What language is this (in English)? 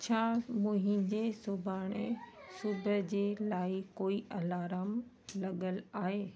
Sindhi